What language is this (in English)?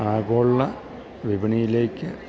Malayalam